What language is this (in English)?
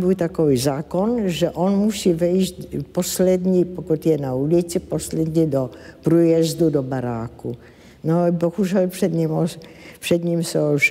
Czech